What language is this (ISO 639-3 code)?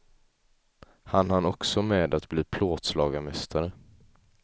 swe